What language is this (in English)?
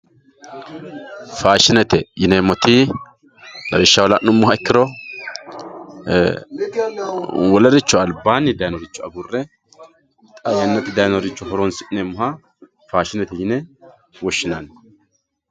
Sidamo